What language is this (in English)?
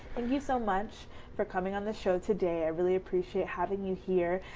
English